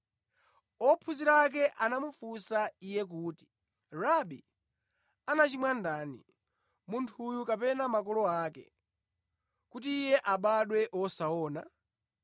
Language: Nyanja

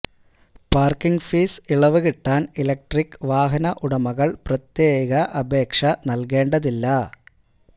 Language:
Malayalam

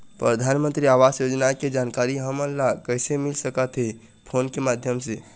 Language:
Chhattisgarhi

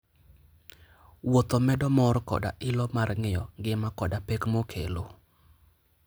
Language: Luo (Kenya and Tanzania)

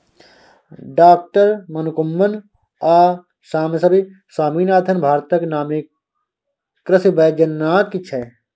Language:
Maithili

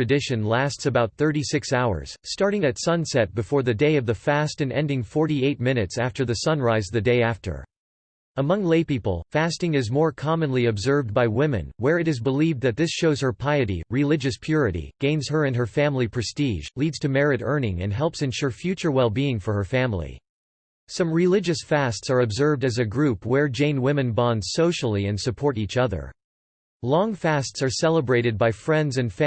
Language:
English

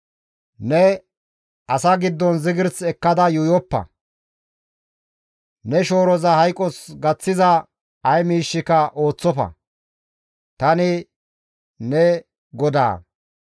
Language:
Gamo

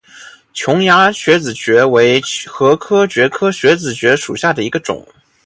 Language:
Chinese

